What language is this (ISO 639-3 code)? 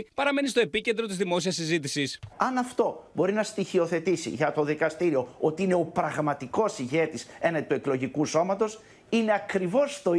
ell